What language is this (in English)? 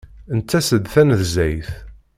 Kabyle